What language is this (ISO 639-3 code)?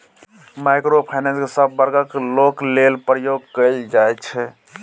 mai